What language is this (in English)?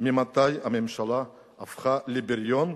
Hebrew